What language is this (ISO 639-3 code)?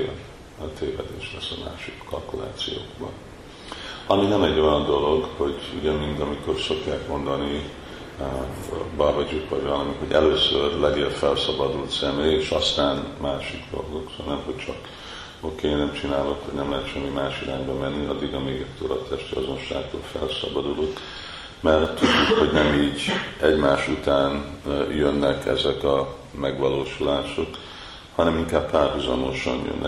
hun